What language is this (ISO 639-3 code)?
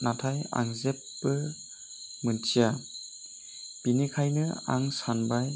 brx